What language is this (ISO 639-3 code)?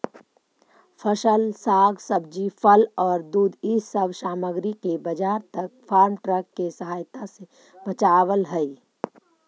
mag